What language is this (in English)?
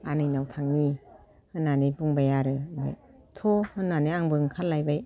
Bodo